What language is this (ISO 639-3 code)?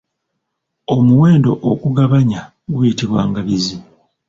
lug